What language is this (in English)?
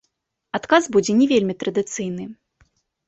Belarusian